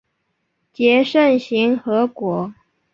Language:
Chinese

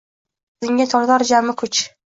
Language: Uzbek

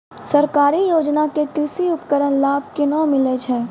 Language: Maithili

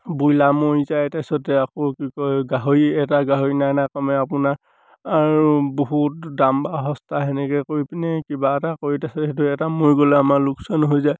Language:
Assamese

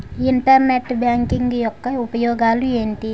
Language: Telugu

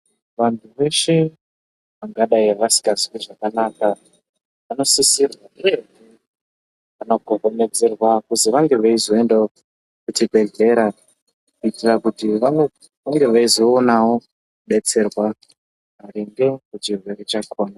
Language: Ndau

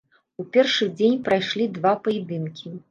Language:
Belarusian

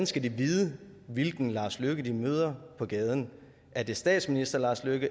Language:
Danish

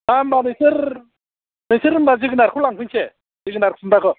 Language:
Bodo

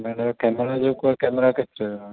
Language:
Sindhi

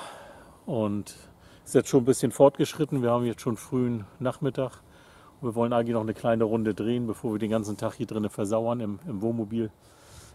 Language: German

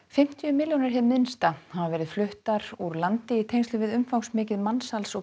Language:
Icelandic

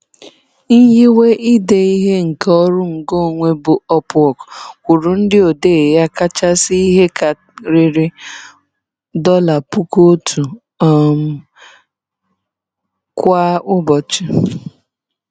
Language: Igbo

